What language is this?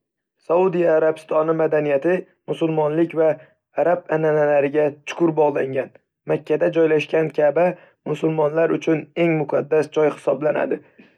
Uzbek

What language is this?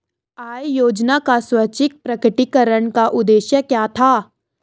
Hindi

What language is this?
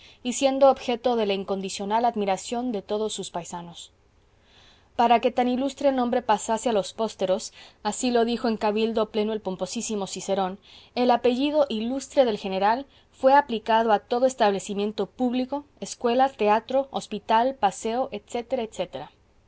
Spanish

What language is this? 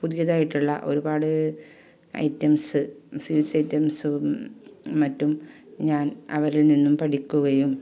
Malayalam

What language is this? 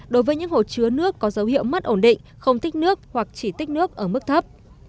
Vietnamese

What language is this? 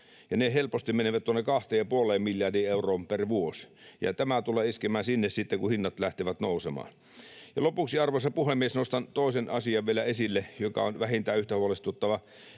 Finnish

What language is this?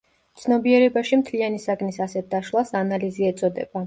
Georgian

